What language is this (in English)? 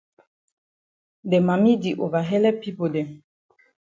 Cameroon Pidgin